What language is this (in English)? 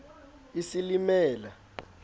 Xhosa